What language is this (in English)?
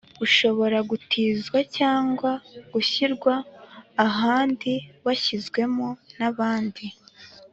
Kinyarwanda